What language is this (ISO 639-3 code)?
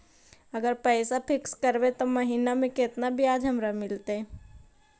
mag